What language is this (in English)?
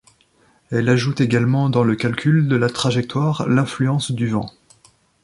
French